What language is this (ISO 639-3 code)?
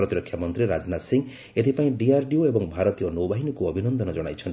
ori